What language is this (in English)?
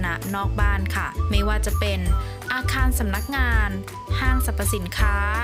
Thai